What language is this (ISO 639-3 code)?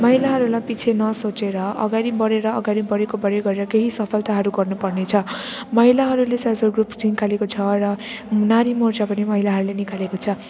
nep